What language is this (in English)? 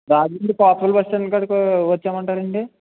Telugu